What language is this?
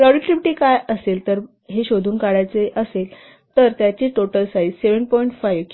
Marathi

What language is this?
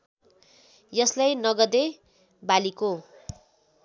Nepali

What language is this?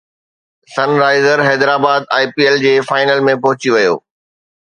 Sindhi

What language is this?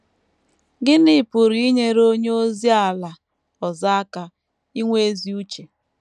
Igbo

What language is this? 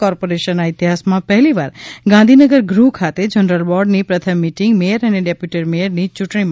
Gujarati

